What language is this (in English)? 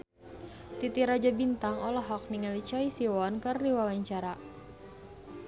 Sundanese